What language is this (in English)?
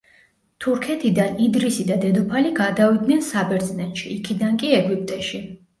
Georgian